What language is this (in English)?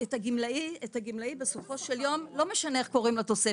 Hebrew